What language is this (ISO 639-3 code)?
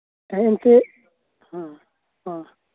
sat